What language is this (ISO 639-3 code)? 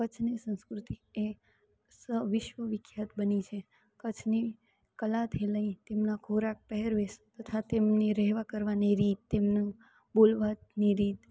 guj